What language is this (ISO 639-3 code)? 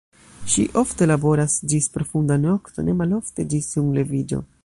epo